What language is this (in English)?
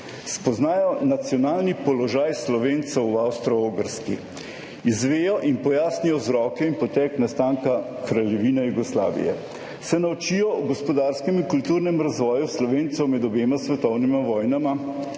Slovenian